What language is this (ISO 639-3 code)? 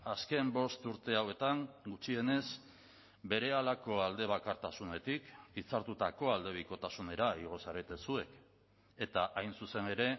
eus